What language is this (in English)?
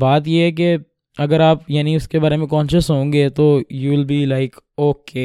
Urdu